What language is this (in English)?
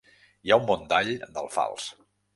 Catalan